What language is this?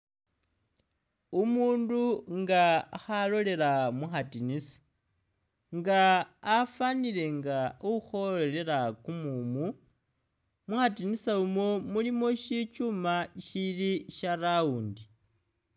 Masaaba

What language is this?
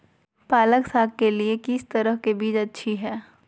Magahi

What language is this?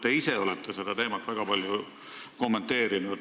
Estonian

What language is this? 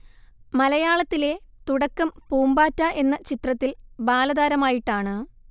Malayalam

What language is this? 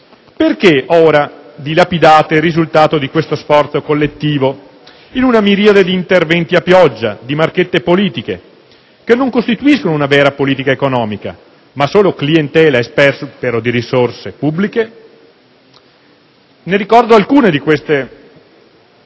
Italian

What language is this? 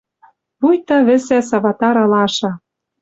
Western Mari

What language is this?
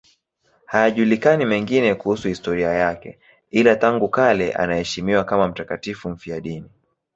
Swahili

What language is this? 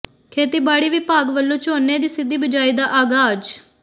Punjabi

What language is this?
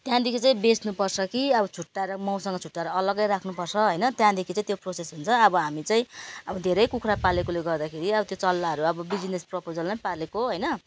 Nepali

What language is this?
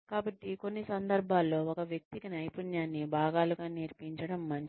Telugu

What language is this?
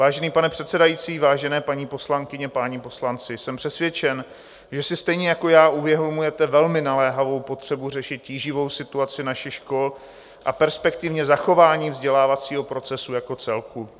Czech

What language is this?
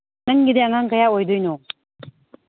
Manipuri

